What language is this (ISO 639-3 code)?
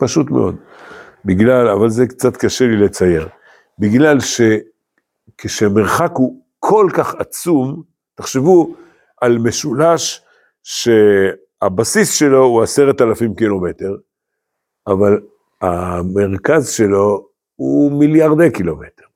heb